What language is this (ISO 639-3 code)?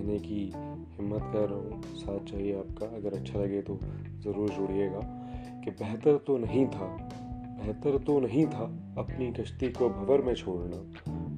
urd